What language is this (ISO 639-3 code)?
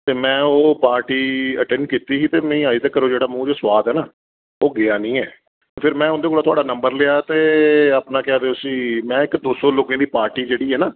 doi